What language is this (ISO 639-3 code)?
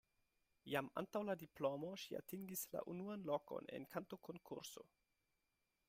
epo